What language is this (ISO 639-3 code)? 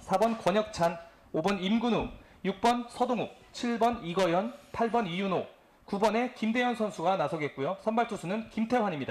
kor